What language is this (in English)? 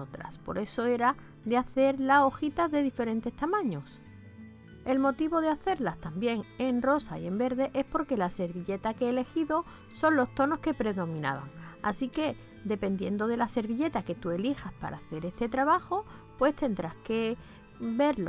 Spanish